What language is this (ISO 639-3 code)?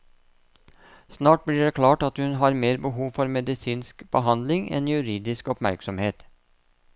nor